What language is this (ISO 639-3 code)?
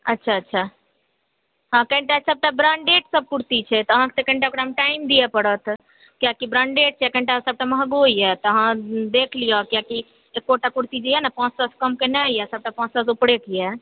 mai